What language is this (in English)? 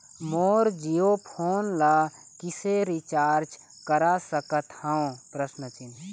Chhattisgarhi